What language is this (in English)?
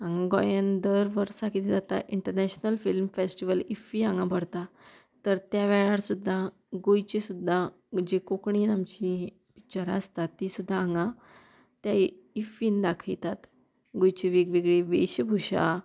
Konkani